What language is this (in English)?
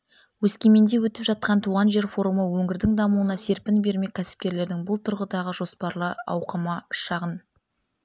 Kazakh